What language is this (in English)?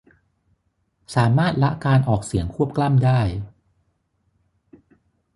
Thai